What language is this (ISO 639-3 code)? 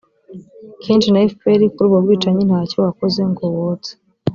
kin